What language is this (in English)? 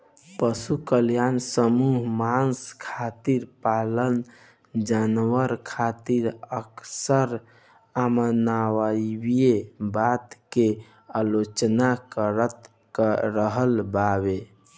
Bhojpuri